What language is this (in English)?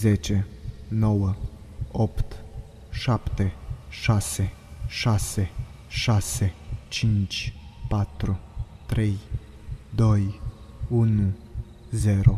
Romanian